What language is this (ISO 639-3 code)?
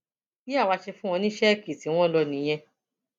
yor